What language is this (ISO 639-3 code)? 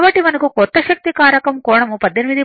tel